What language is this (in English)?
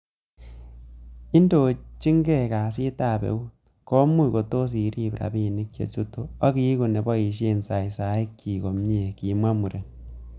Kalenjin